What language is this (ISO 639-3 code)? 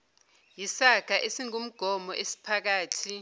zul